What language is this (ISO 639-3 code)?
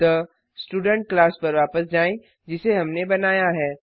hin